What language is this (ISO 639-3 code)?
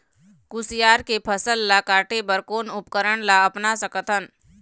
hne